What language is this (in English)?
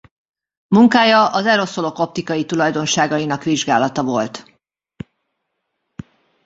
Hungarian